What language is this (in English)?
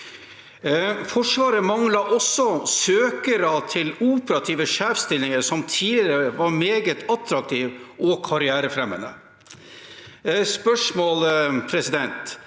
Norwegian